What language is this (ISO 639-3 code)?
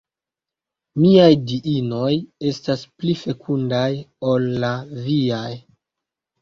epo